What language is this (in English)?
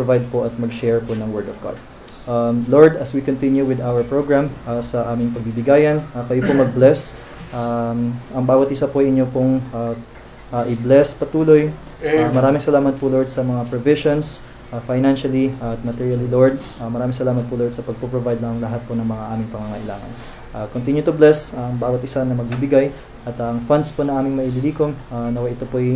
Filipino